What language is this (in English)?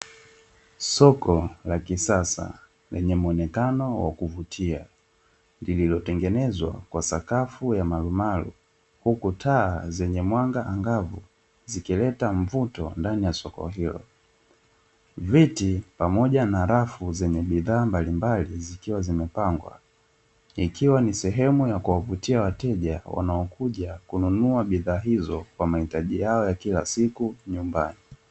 Swahili